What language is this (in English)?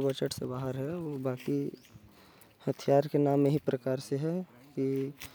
Korwa